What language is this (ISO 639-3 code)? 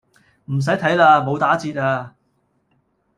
yue